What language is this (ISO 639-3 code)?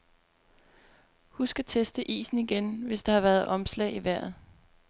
dan